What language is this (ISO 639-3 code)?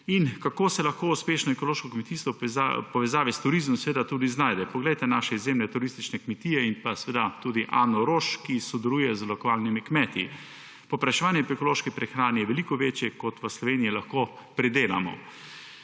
slv